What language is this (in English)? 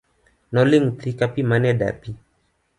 Luo (Kenya and Tanzania)